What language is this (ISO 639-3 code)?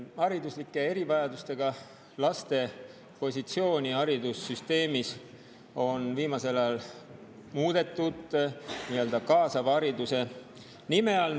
est